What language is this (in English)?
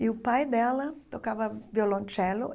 Portuguese